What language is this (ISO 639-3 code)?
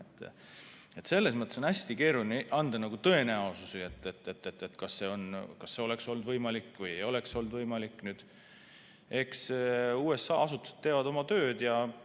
est